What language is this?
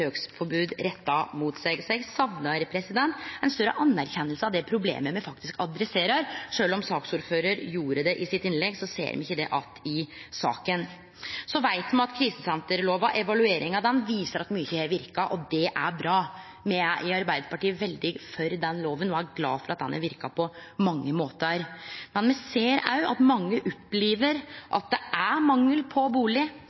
Norwegian Nynorsk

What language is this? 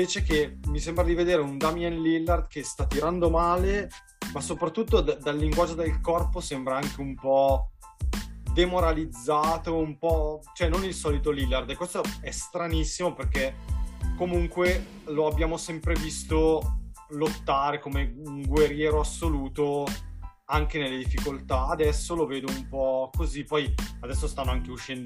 Italian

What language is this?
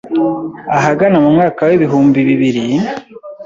Kinyarwanda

